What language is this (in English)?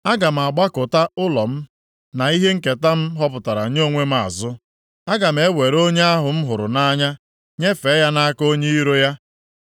Igbo